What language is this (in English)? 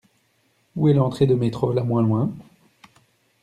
French